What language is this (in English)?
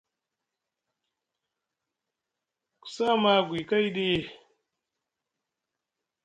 Musgu